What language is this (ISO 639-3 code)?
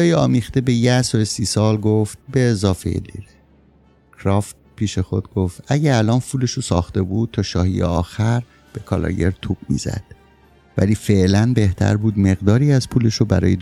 fas